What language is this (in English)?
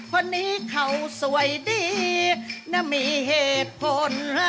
Thai